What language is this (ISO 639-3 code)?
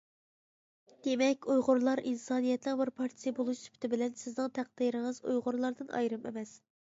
uig